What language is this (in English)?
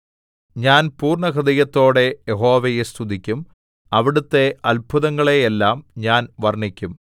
Malayalam